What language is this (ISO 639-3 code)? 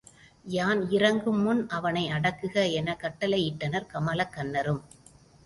tam